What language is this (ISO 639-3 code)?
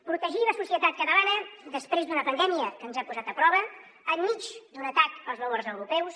cat